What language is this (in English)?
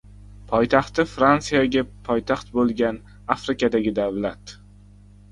Uzbek